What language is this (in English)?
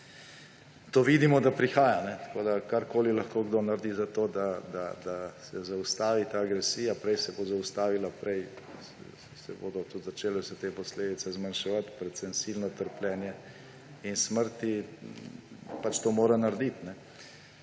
Slovenian